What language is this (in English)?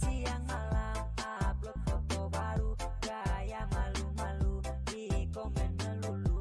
Indonesian